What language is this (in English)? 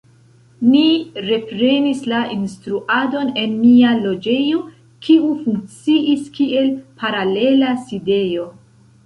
Esperanto